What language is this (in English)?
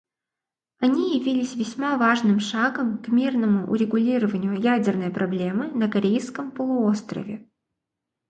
Russian